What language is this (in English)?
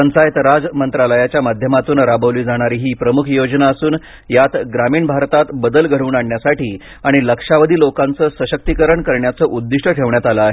Marathi